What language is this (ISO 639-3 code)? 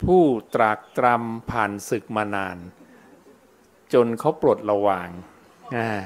tha